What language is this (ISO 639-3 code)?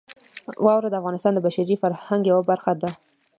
pus